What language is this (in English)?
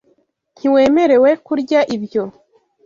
Kinyarwanda